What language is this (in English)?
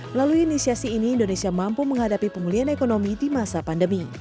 Indonesian